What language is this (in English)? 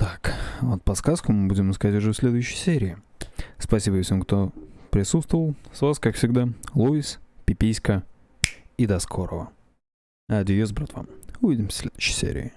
Russian